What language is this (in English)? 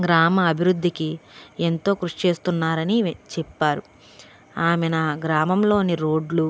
Telugu